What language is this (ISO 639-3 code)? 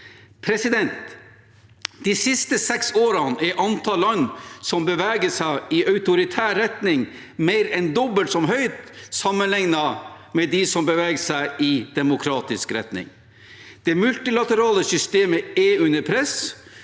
nor